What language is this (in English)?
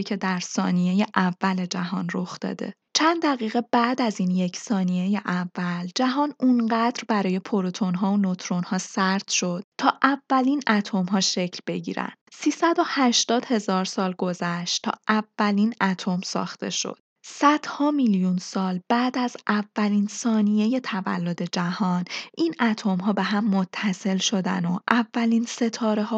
Persian